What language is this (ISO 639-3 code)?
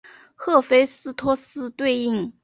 zho